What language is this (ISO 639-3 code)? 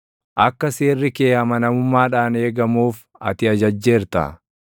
orm